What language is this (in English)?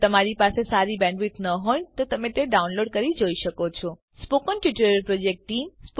Gujarati